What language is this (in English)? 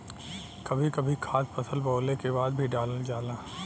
Bhojpuri